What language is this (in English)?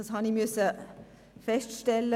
Swiss German